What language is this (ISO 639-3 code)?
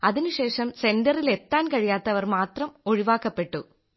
mal